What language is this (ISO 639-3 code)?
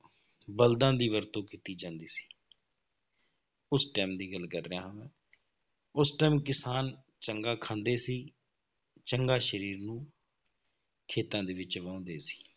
pan